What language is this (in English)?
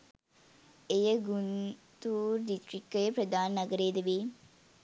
Sinhala